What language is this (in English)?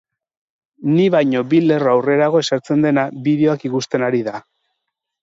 Basque